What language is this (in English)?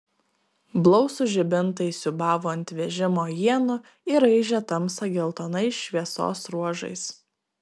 Lithuanian